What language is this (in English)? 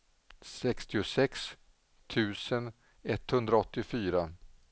Swedish